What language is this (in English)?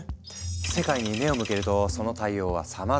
Japanese